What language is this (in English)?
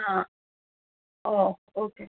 Malayalam